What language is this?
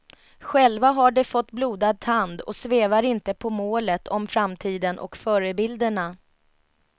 Swedish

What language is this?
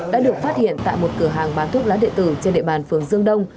Vietnamese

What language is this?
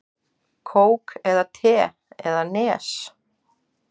Icelandic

